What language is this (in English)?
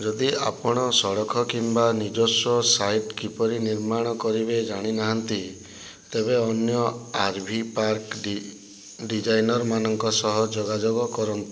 Odia